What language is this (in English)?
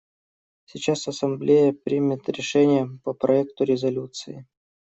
Russian